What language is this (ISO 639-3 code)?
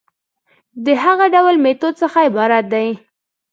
pus